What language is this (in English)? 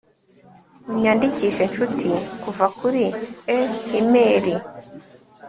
Kinyarwanda